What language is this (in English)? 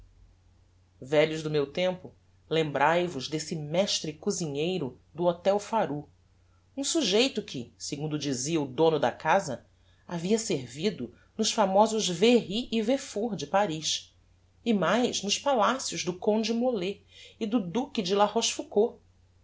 Portuguese